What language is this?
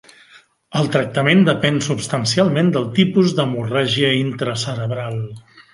Catalan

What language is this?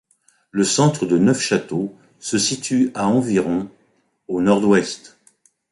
French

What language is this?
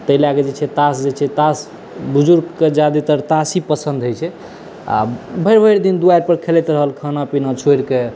Maithili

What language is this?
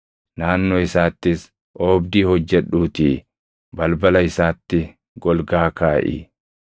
Oromo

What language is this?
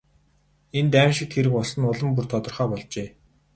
Mongolian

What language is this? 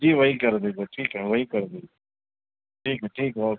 Urdu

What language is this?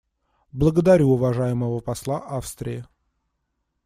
Russian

